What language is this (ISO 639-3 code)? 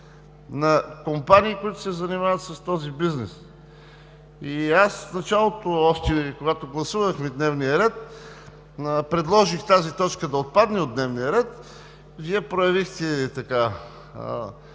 bul